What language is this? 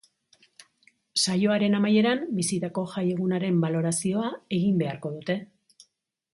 Basque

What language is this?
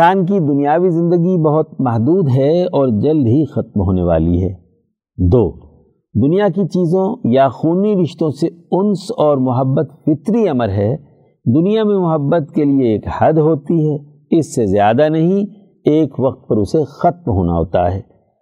Urdu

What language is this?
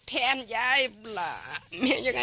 Thai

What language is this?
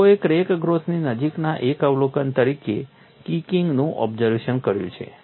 Gujarati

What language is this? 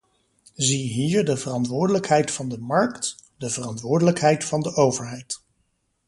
Dutch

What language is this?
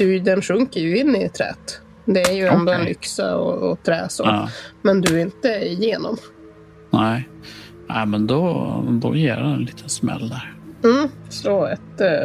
Swedish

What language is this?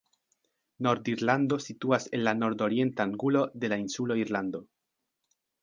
Esperanto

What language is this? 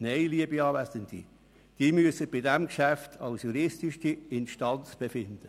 Swiss German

